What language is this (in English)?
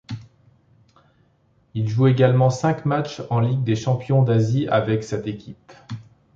French